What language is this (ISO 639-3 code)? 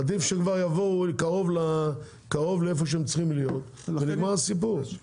heb